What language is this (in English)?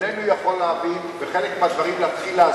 Hebrew